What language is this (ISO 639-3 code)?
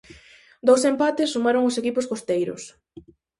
glg